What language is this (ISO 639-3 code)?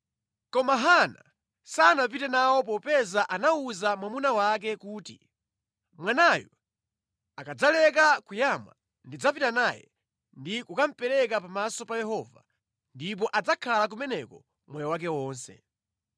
nya